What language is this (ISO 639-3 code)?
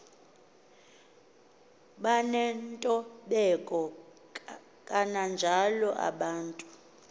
xho